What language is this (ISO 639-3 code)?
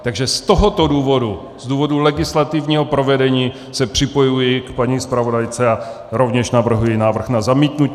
ces